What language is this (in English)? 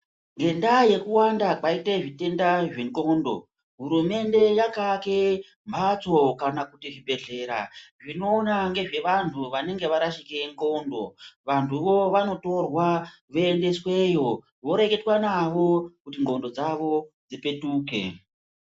Ndau